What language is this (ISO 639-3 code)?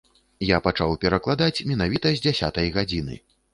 bel